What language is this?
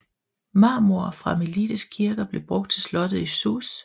Danish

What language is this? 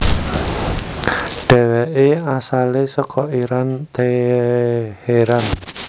Javanese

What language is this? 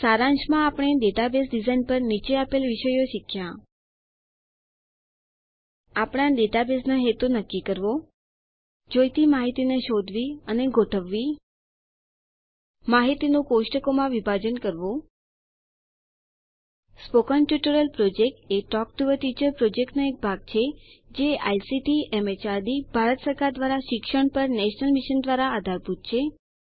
Gujarati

